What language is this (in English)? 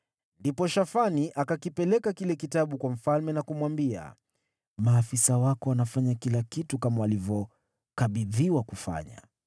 Swahili